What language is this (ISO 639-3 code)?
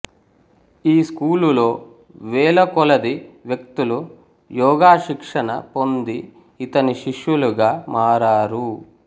tel